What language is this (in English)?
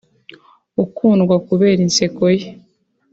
Kinyarwanda